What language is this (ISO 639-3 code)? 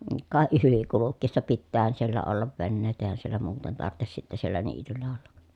fin